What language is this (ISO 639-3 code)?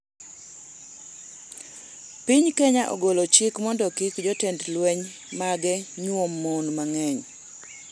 luo